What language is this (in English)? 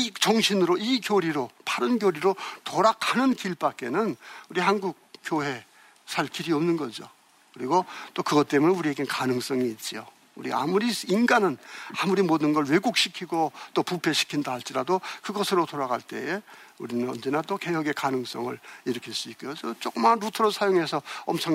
Korean